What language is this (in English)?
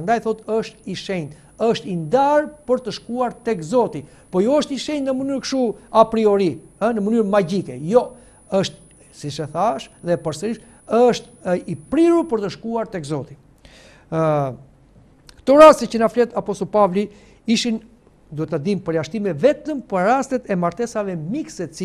Romanian